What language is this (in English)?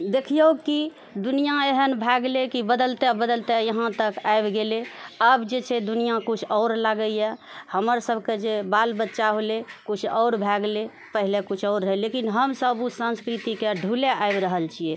Maithili